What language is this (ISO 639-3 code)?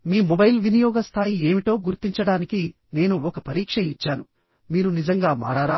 tel